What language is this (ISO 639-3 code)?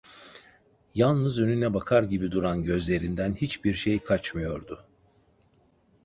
tur